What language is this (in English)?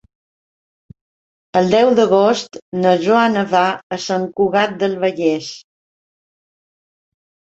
Catalan